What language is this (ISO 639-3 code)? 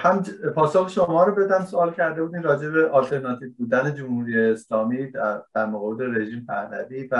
fas